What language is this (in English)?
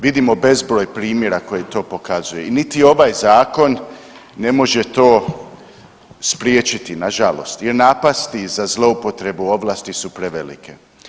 Croatian